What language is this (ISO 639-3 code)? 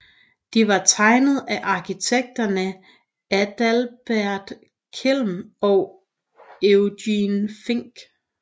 dan